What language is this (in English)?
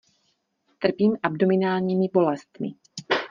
Czech